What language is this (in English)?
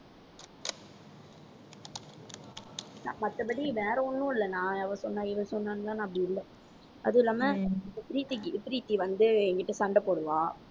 Tamil